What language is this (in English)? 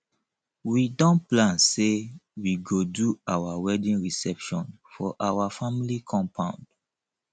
Nigerian Pidgin